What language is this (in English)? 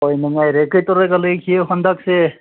Manipuri